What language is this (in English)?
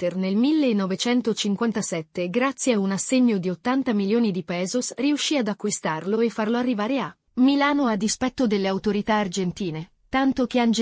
Italian